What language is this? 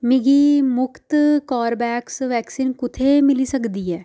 Dogri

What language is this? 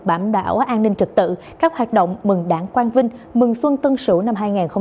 Vietnamese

